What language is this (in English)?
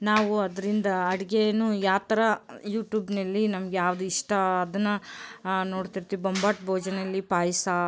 Kannada